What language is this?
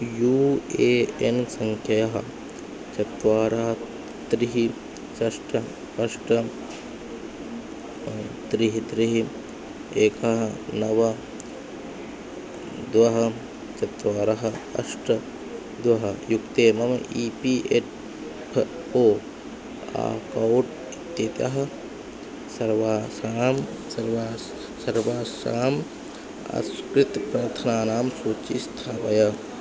Sanskrit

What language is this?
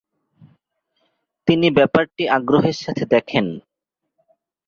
Bangla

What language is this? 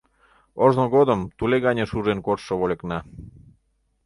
Mari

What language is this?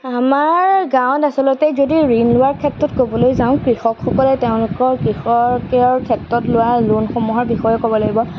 Assamese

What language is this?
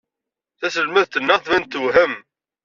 Kabyle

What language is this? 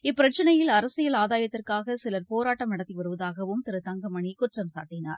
Tamil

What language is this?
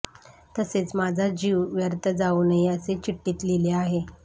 Marathi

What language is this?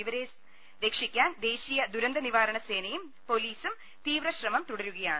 Malayalam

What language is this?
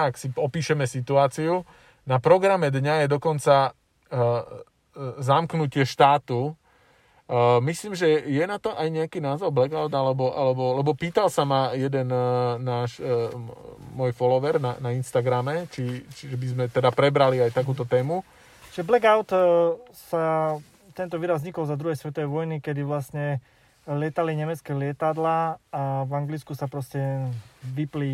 Slovak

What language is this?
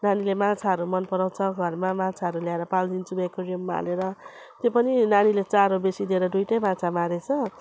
Nepali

